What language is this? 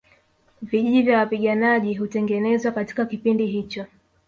Swahili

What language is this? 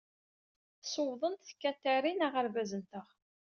Kabyle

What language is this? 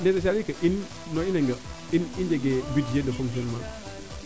Serer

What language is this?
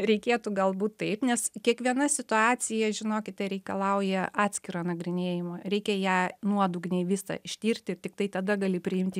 Lithuanian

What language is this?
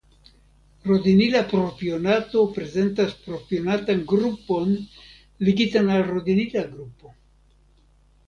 Esperanto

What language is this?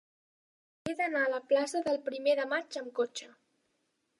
Catalan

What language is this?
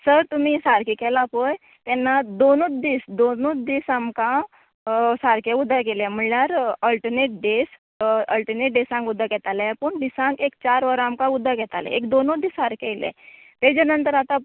Konkani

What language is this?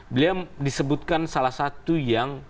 Indonesian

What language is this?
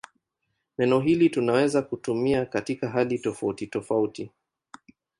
Swahili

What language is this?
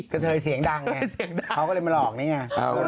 Thai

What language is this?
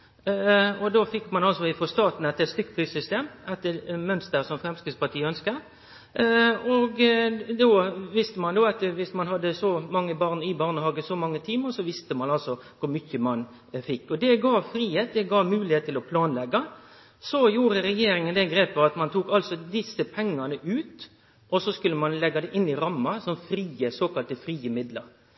Norwegian Nynorsk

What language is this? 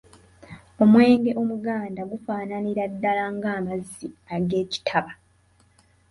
Ganda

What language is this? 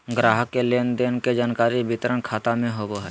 Magahi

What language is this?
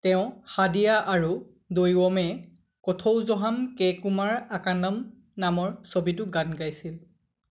Assamese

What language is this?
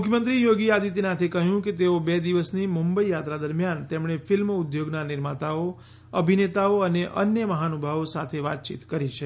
Gujarati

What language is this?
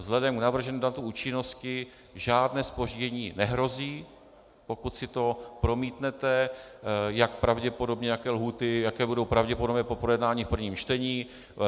Czech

